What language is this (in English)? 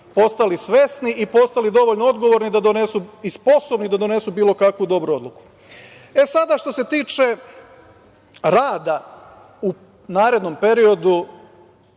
Serbian